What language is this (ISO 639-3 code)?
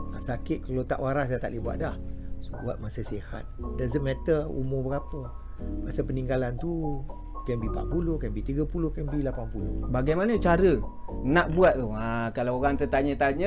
msa